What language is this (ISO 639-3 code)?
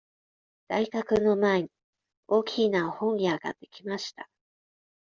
jpn